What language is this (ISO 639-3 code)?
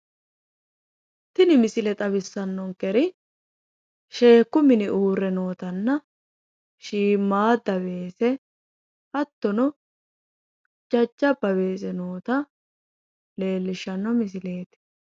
sid